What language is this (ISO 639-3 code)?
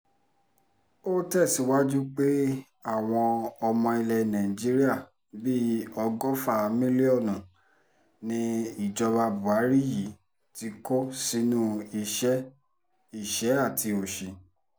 yor